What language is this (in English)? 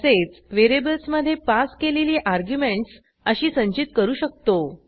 Marathi